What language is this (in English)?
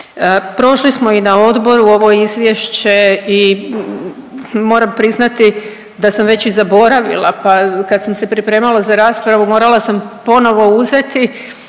Croatian